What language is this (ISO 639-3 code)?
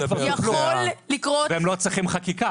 heb